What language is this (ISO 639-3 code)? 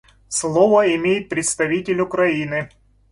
rus